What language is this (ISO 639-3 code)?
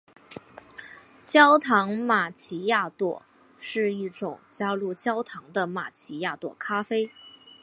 zho